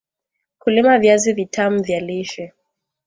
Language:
Swahili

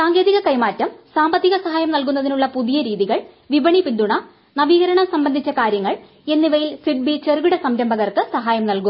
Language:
Malayalam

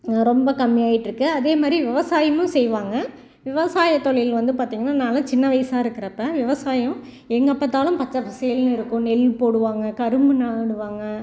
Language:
Tamil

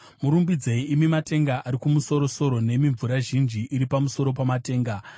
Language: Shona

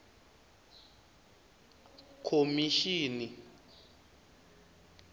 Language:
Tsonga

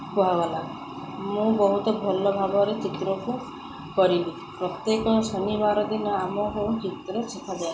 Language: Odia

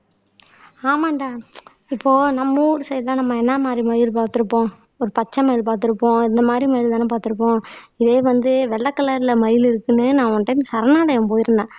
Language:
Tamil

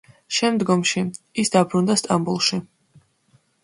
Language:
Georgian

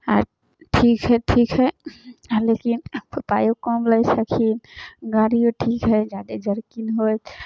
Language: Maithili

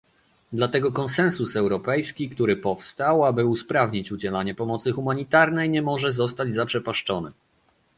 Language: Polish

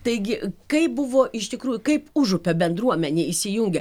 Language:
Lithuanian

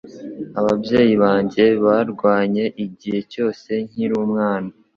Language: Kinyarwanda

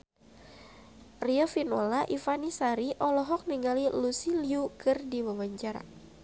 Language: Sundanese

